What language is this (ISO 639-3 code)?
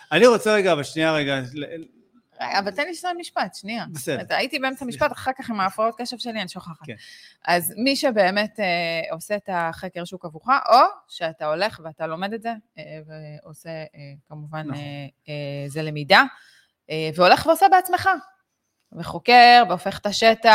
heb